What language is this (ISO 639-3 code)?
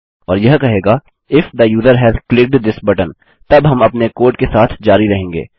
hin